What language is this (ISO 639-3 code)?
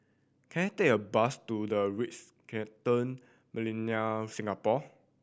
eng